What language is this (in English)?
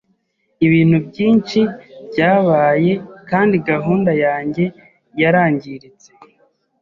Kinyarwanda